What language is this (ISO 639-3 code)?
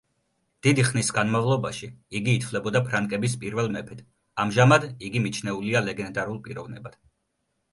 kat